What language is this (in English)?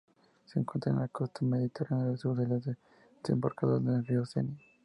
Spanish